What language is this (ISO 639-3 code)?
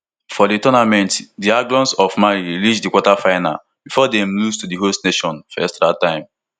pcm